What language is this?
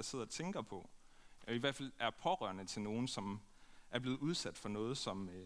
Danish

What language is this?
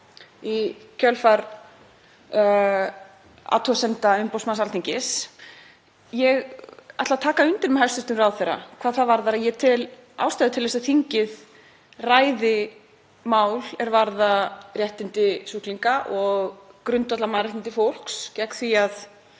Icelandic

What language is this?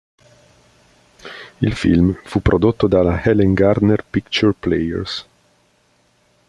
Italian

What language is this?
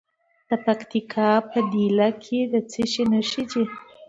Pashto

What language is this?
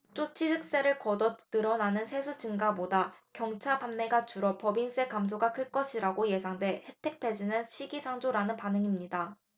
Korean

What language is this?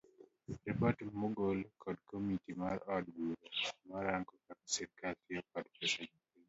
Luo (Kenya and Tanzania)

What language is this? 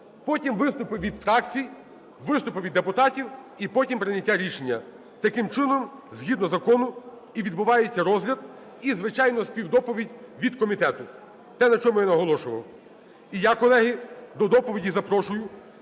Ukrainian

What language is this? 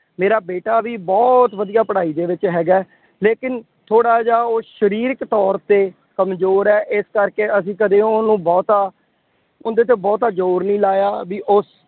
Punjabi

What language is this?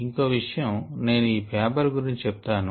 Telugu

